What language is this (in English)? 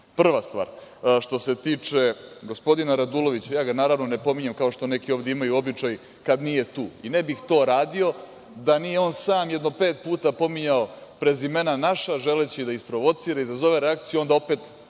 Serbian